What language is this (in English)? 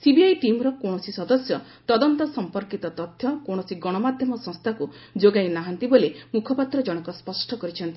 Odia